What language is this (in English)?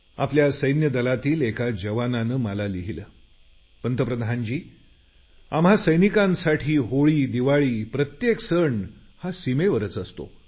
Marathi